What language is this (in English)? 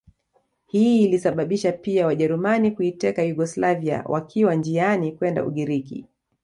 Swahili